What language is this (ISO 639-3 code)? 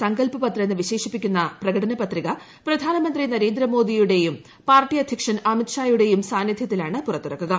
mal